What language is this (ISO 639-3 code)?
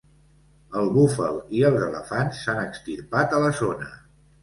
cat